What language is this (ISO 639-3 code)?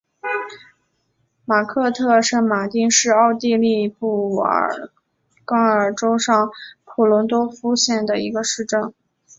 zho